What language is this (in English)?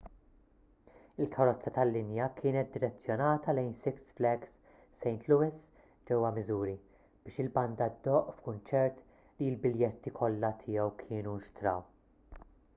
Maltese